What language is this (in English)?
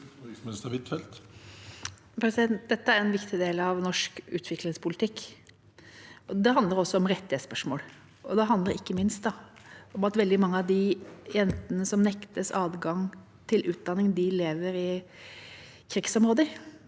Norwegian